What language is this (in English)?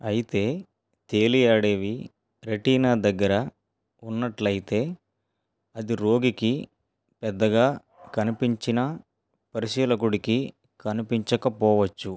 Telugu